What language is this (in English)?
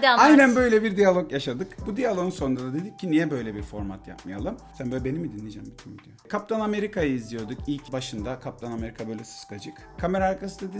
Turkish